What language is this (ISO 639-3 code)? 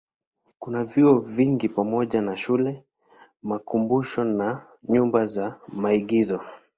swa